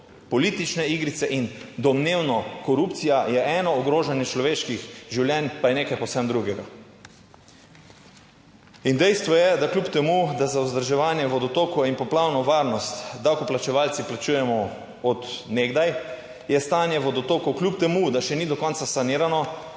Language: Slovenian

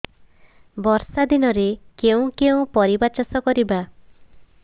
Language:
Odia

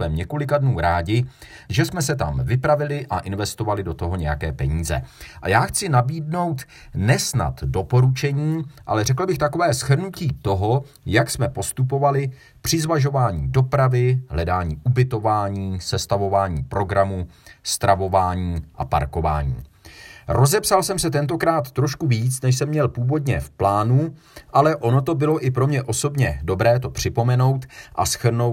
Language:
Czech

